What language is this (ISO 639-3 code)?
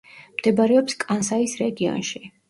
kat